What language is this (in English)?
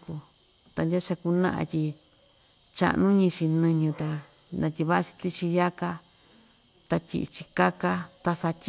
Ixtayutla Mixtec